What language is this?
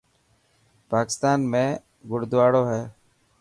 Dhatki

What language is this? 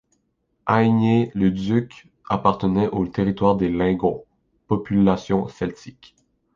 French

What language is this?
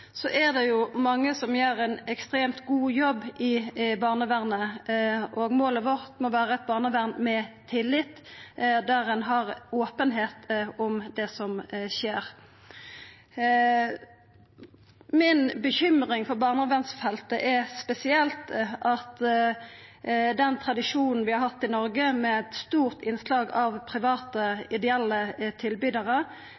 Norwegian Nynorsk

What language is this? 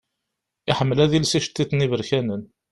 Kabyle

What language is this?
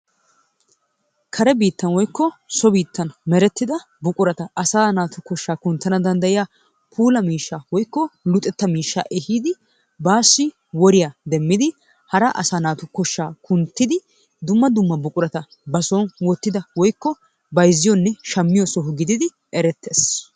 Wolaytta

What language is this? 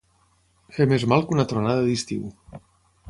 Catalan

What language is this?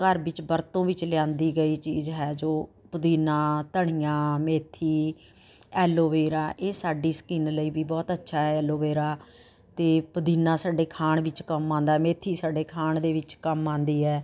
Punjabi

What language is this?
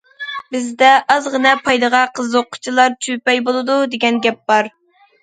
Uyghur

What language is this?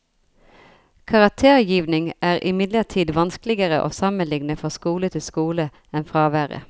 Norwegian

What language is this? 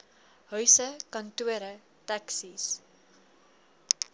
Afrikaans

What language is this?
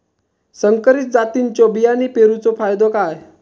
Marathi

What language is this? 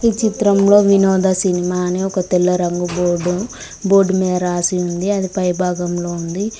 Telugu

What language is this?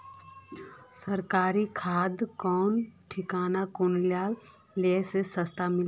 Magahi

